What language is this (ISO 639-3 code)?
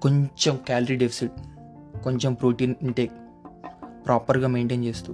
tel